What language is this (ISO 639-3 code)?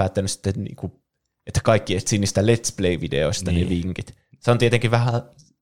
fin